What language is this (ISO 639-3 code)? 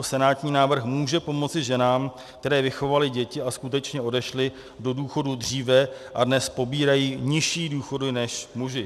ces